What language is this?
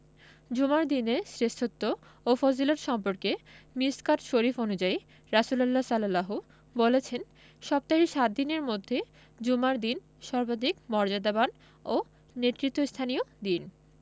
Bangla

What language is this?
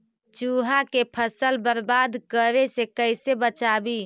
Magahi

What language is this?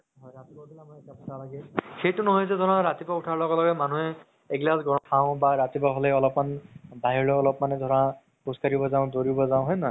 Assamese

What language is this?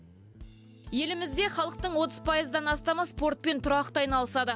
Kazakh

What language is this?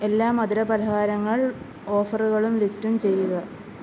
Malayalam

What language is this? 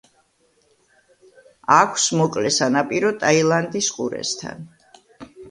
Georgian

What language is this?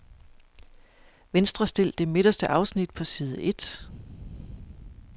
Danish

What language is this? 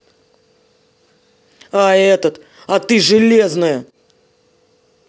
Russian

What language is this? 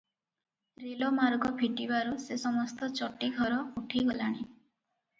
Odia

